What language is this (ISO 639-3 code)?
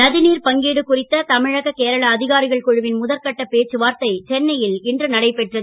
tam